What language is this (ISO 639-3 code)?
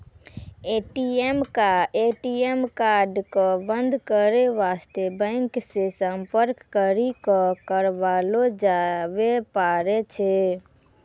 mai